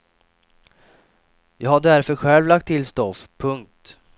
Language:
Swedish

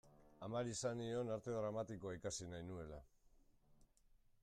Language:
Basque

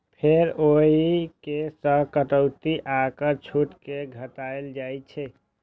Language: Maithili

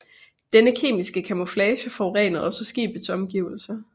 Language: Danish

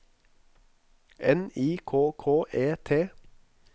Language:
Norwegian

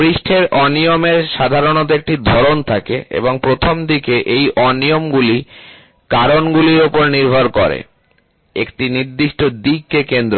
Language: Bangla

